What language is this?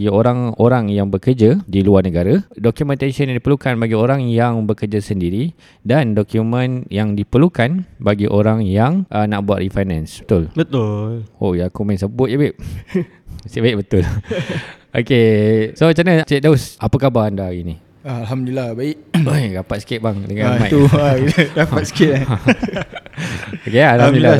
Malay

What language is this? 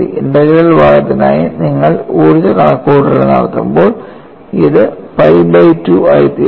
Malayalam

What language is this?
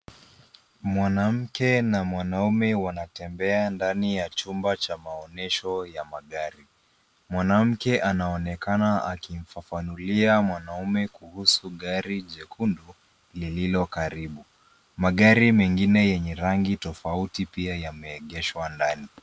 Swahili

